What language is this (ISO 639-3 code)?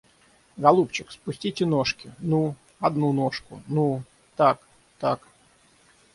rus